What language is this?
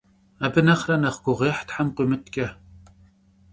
Kabardian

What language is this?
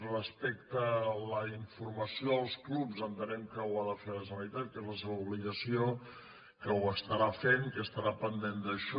Catalan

